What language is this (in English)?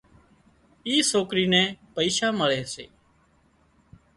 Wadiyara Koli